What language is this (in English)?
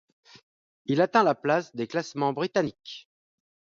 French